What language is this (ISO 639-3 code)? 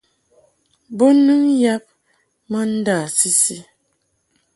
mhk